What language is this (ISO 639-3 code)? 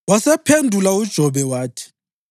nde